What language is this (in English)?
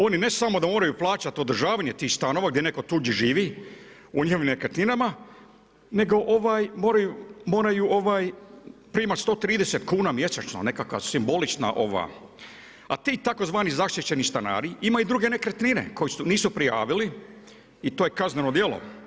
Croatian